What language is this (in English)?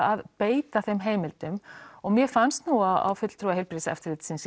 Icelandic